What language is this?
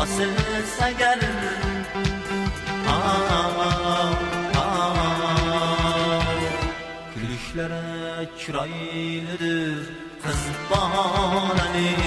Turkish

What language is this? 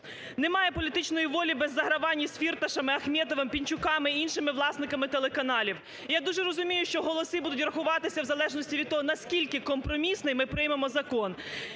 Ukrainian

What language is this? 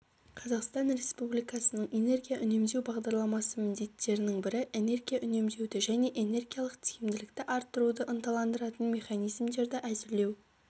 Kazakh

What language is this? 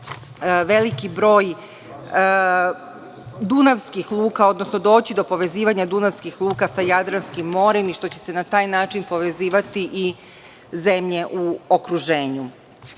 Serbian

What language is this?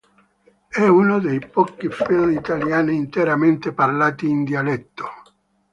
Italian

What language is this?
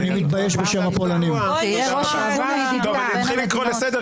Hebrew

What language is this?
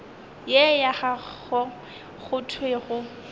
Northern Sotho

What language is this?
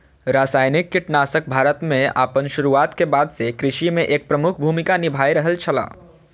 Maithili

